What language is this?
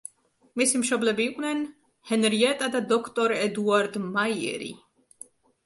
Georgian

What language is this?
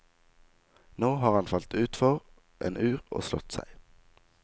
Norwegian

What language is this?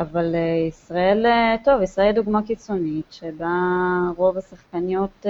Hebrew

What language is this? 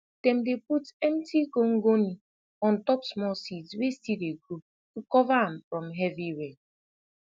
Nigerian Pidgin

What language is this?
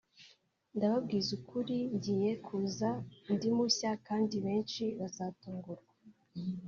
Kinyarwanda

